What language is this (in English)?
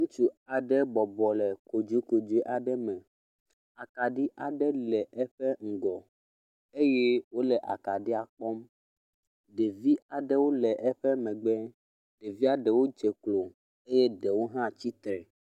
Ewe